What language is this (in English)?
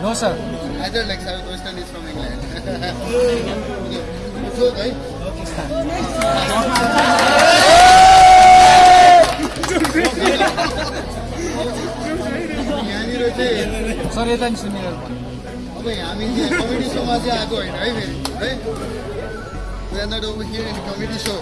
Nepali